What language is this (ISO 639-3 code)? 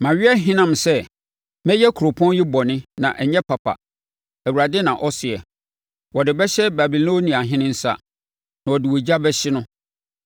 aka